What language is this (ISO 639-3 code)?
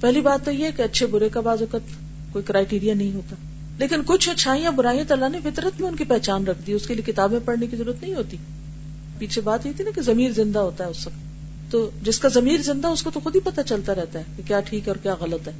urd